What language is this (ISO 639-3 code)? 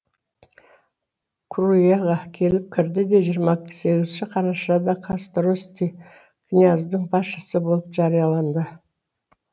kaz